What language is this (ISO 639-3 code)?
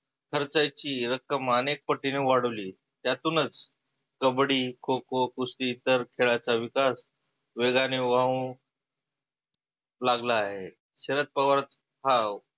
mar